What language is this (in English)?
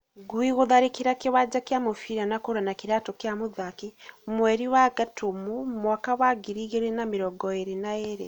Kikuyu